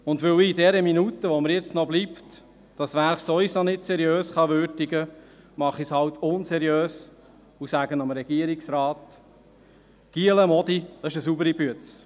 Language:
Swiss German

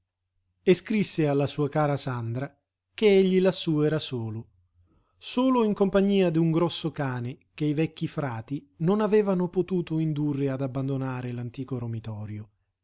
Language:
Italian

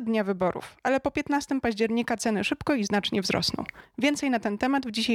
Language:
Polish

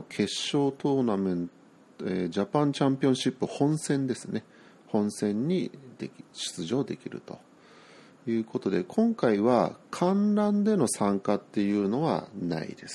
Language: Japanese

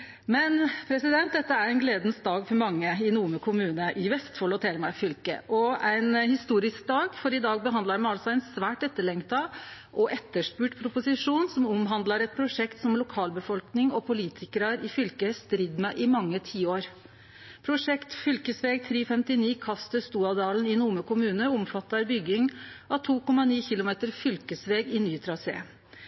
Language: Norwegian Nynorsk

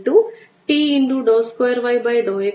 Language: Malayalam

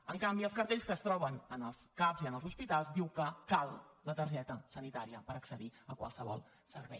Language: Catalan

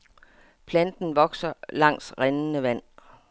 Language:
Danish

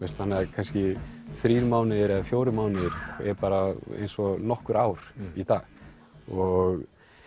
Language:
Icelandic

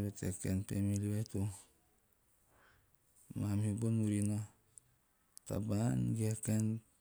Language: Teop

